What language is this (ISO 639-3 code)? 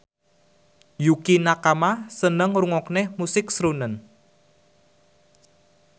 jav